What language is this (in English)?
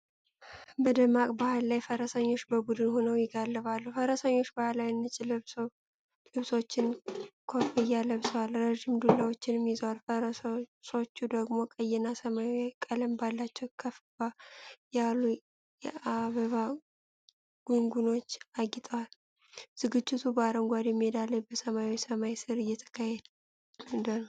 Amharic